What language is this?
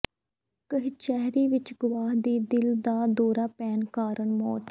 Punjabi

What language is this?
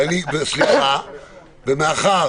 Hebrew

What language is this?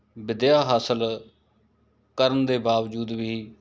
Punjabi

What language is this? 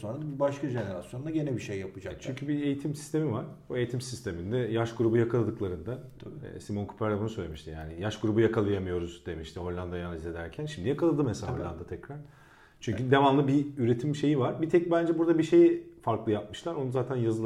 Turkish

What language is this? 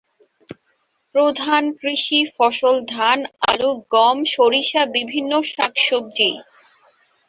Bangla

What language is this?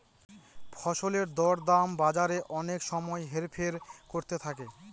Bangla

